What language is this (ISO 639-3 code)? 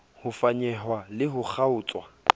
sot